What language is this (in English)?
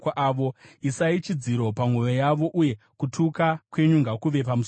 Shona